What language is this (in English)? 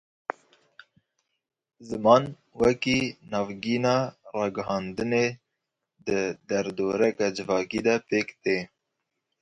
Kurdish